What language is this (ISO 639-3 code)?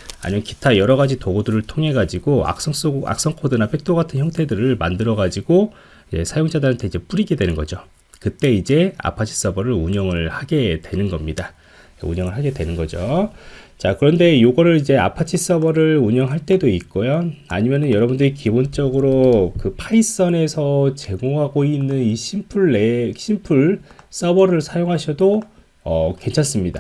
kor